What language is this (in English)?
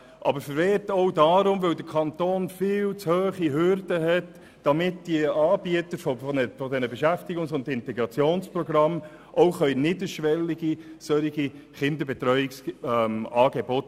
Swiss German